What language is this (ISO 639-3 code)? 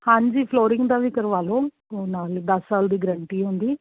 pan